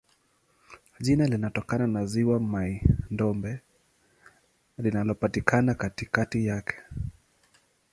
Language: Swahili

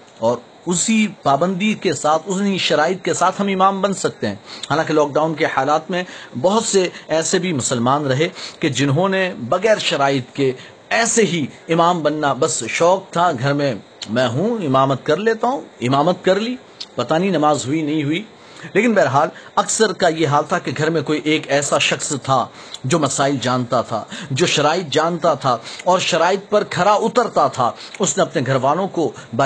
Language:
Urdu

